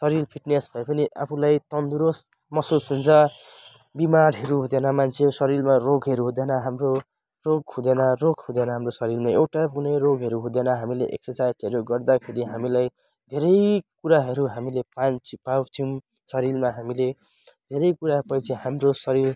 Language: Nepali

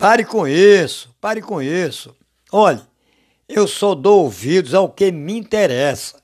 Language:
Portuguese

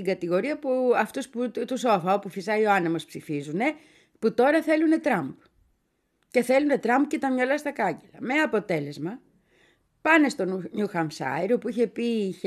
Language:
Greek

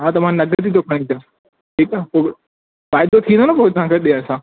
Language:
Sindhi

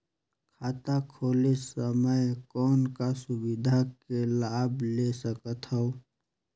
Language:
Chhattisgarhi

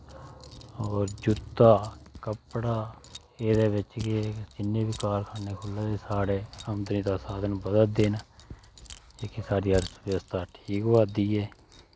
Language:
Dogri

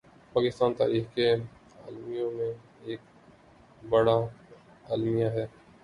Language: Urdu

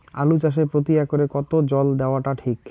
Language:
Bangla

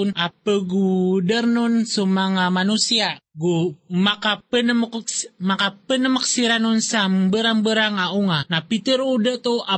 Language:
Filipino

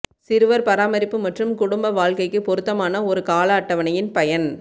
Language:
Tamil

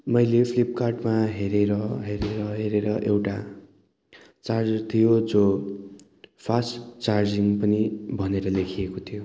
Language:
Nepali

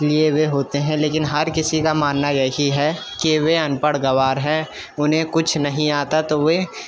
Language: Urdu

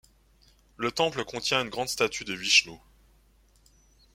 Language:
French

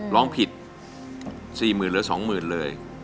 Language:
Thai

